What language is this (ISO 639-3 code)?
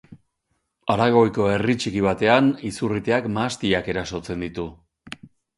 eus